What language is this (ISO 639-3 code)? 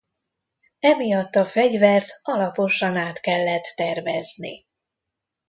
hun